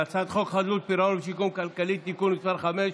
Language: Hebrew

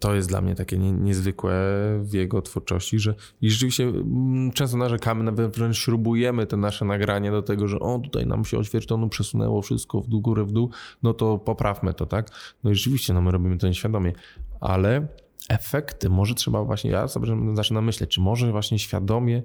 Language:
Polish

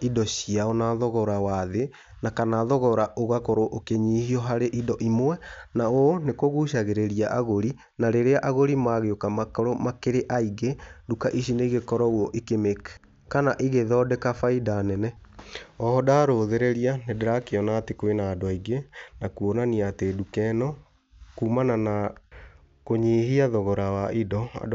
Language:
Kikuyu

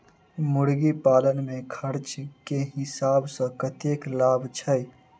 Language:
Maithili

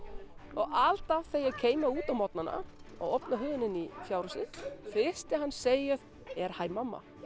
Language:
Icelandic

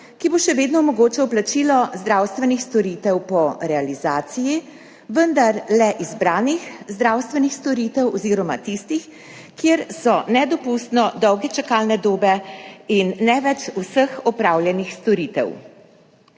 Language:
Slovenian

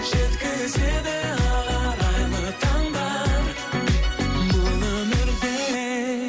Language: Kazakh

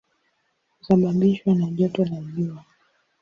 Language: Swahili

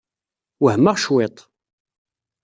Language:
Kabyle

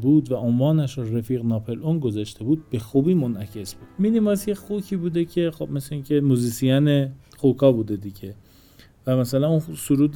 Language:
Persian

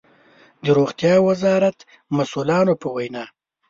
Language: Pashto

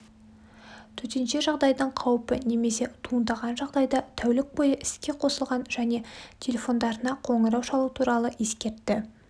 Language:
Kazakh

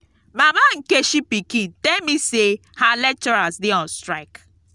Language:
Nigerian Pidgin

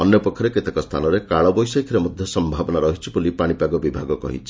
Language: Odia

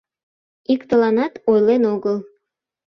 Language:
Mari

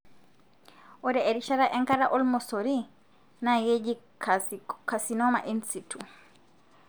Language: Masai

